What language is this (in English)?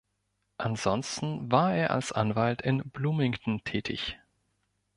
German